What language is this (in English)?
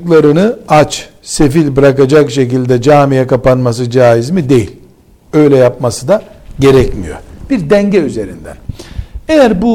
Turkish